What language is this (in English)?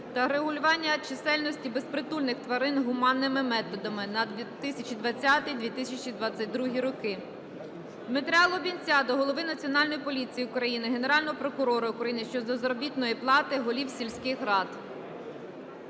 Ukrainian